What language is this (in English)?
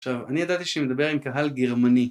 Hebrew